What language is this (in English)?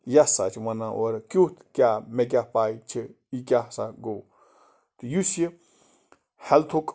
Kashmiri